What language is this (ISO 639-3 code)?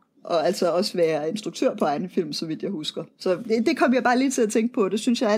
dan